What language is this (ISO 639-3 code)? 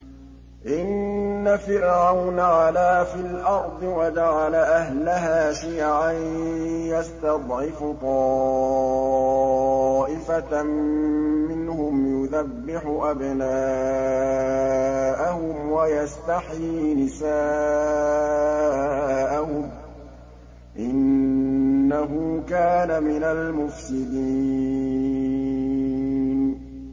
ara